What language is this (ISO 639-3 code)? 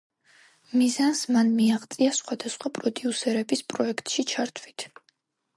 kat